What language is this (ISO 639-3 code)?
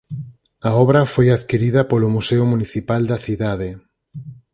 glg